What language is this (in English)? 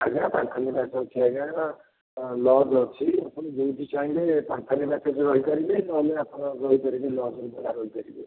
Odia